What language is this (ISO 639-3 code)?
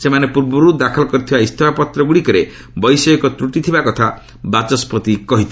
ori